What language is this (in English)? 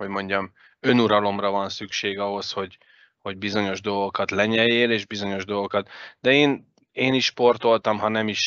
Hungarian